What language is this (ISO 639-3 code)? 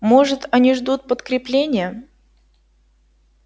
rus